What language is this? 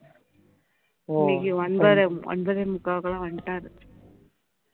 Tamil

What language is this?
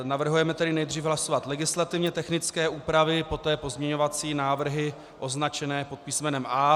Czech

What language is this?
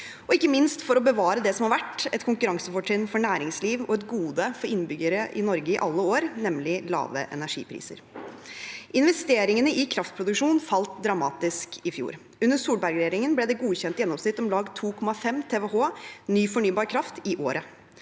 Norwegian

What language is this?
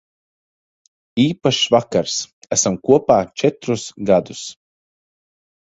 Latvian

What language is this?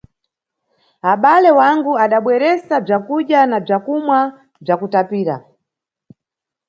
Nyungwe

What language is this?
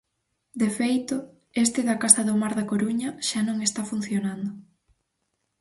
Galician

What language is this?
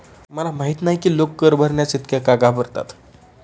Marathi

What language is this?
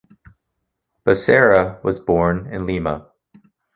English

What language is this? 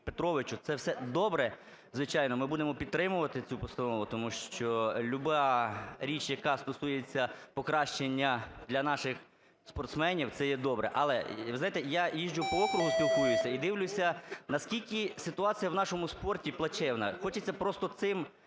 Ukrainian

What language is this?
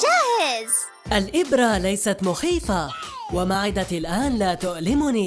Arabic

